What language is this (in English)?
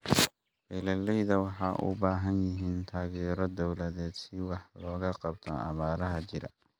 Somali